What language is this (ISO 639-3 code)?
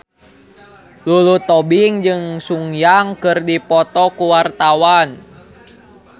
sun